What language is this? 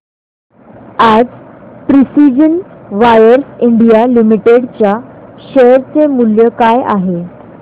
Marathi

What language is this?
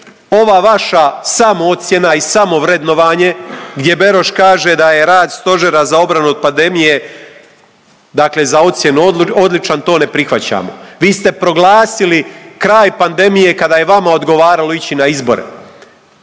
Croatian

